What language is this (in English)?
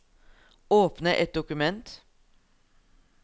Norwegian